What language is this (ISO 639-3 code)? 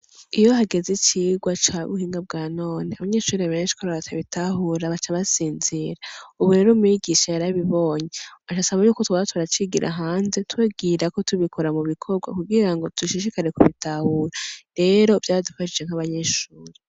run